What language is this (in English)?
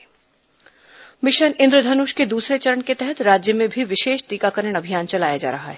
Hindi